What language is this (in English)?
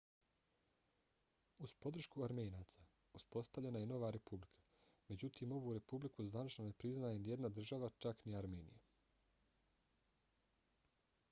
Bosnian